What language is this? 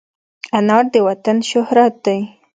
Pashto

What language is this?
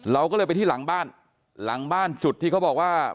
Thai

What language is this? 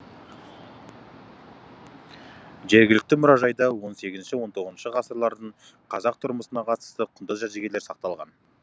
Kazakh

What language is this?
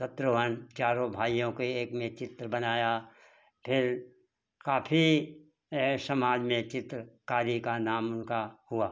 Hindi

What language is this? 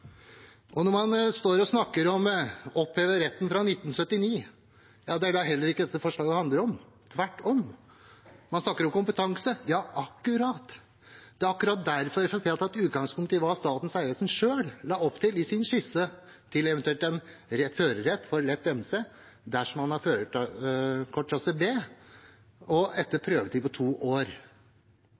Norwegian Bokmål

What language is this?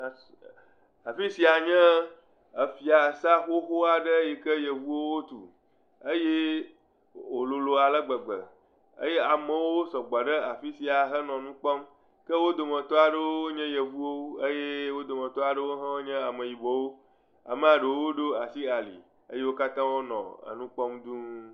Ewe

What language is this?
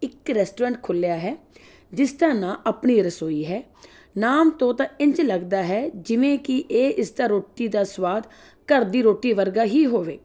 Punjabi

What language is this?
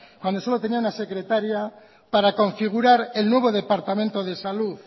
Spanish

